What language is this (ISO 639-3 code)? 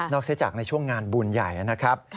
tha